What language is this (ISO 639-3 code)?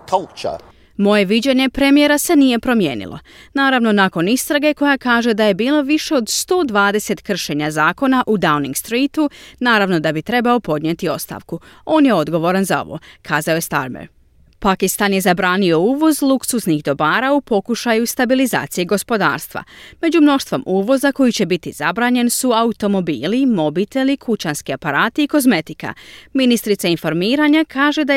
hrv